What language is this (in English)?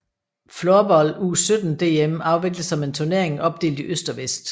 Danish